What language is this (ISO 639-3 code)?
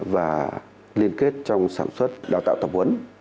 vie